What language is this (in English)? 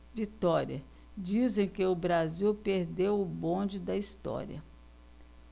Portuguese